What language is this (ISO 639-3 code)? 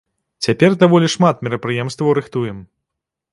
bel